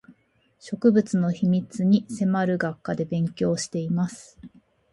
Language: Japanese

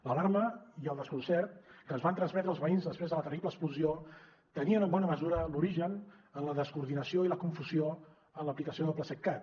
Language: Catalan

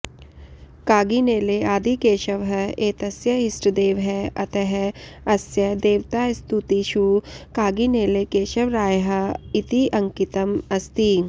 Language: Sanskrit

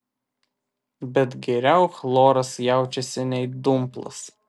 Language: Lithuanian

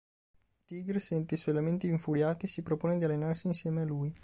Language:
Italian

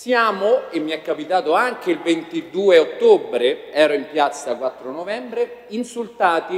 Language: Italian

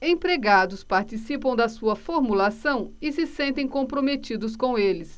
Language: Portuguese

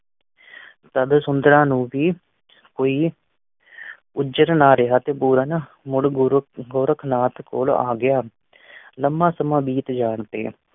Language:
Punjabi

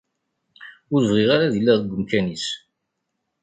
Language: Kabyle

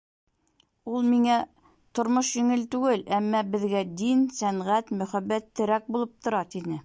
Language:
Bashkir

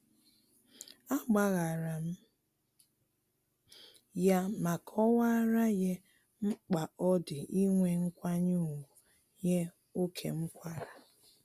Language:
Igbo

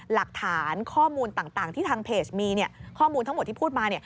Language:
Thai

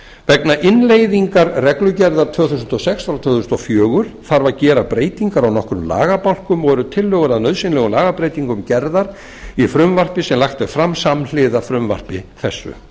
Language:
Icelandic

